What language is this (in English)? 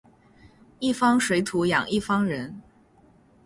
Chinese